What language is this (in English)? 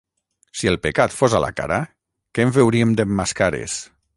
Catalan